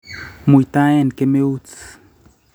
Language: Kalenjin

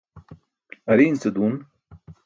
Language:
Burushaski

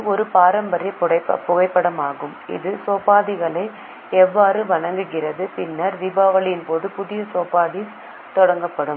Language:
Tamil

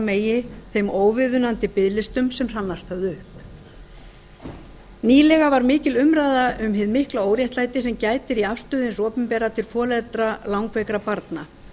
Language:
Icelandic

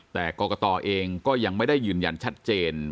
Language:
Thai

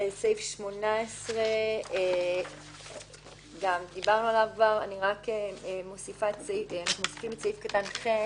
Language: Hebrew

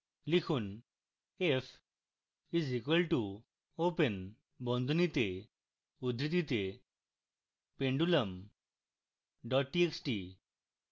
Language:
Bangla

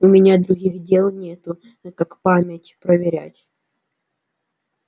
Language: Russian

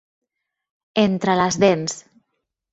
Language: Catalan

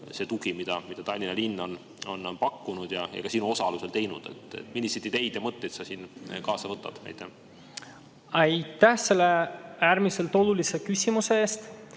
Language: Estonian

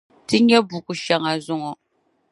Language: Dagbani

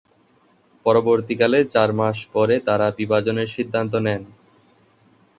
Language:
Bangla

